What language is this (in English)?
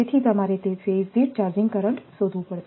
Gujarati